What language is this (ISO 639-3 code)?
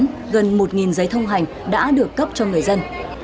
vie